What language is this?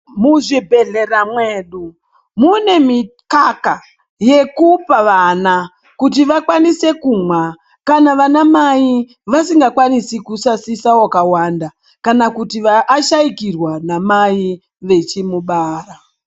Ndau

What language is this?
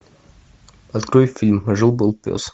Russian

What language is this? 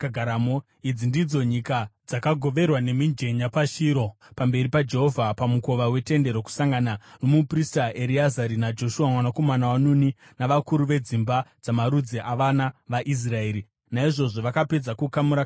Shona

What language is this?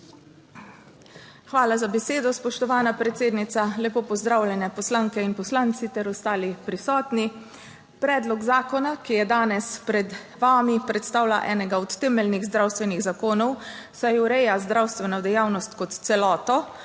Slovenian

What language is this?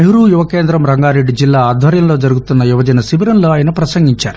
Telugu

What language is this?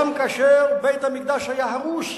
Hebrew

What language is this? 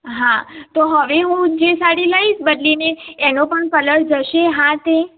Gujarati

